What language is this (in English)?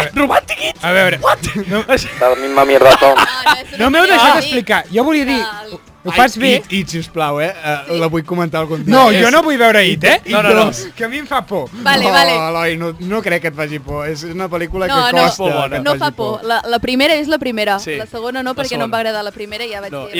Spanish